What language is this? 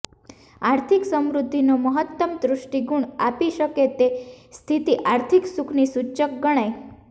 Gujarati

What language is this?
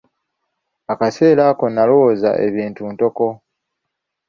Ganda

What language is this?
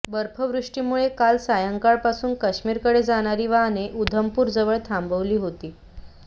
Marathi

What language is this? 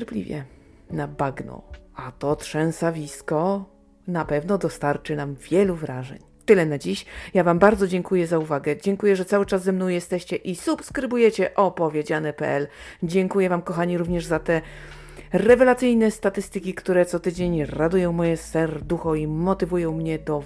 Polish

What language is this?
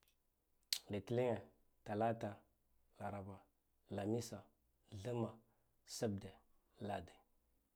Guduf-Gava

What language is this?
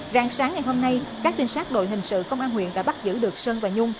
Vietnamese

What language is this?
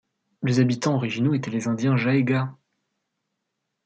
French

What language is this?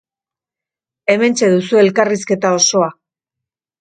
Basque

